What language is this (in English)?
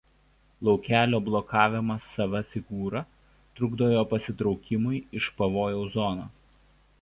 Lithuanian